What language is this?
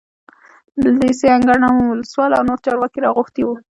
Pashto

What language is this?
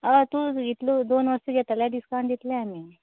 Konkani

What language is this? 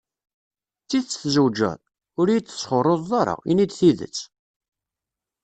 Kabyle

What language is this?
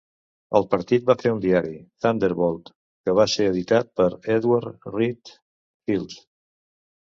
Catalan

